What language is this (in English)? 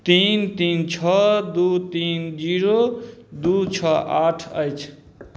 Maithili